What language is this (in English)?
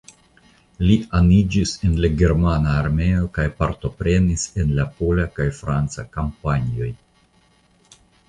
Esperanto